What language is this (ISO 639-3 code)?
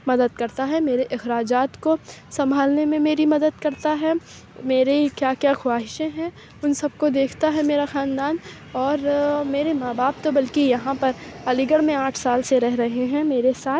urd